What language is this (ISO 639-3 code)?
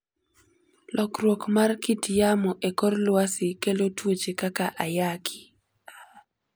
luo